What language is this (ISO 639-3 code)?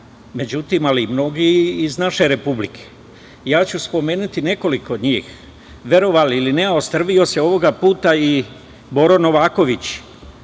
srp